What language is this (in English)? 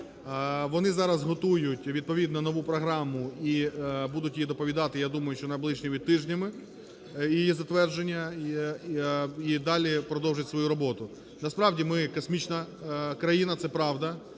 Ukrainian